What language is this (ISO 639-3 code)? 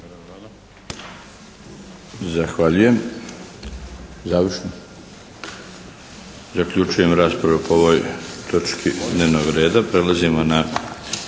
hrv